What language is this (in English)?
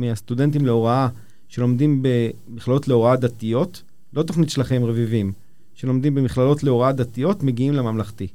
Hebrew